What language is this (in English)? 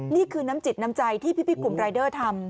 Thai